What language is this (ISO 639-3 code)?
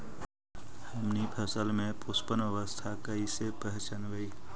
mag